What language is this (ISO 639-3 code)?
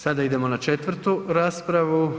hrv